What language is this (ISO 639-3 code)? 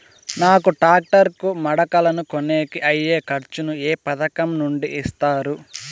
tel